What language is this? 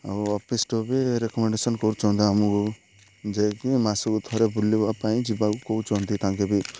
Odia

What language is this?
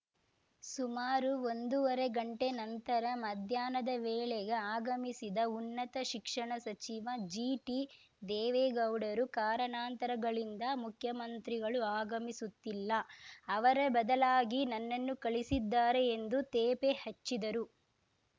Kannada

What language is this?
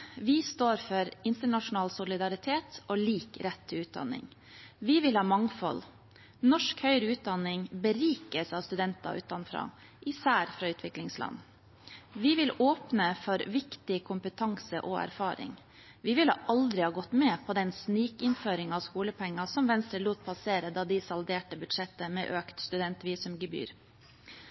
Norwegian Bokmål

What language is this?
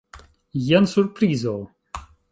Esperanto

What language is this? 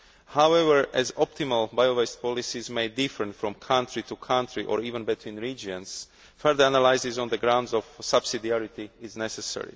English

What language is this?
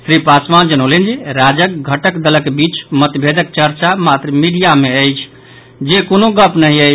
Maithili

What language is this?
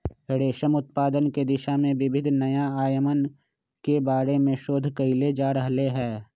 Magahi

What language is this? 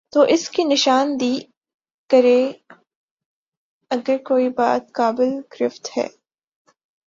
Urdu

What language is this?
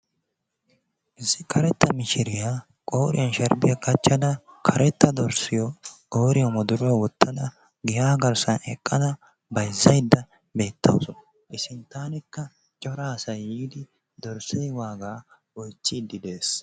Wolaytta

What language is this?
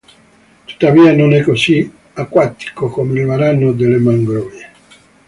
Italian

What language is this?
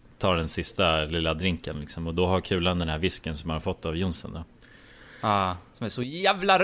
Swedish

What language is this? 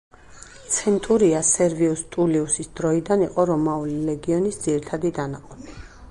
Georgian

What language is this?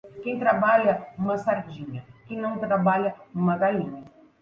Portuguese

